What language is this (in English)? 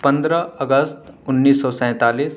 Urdu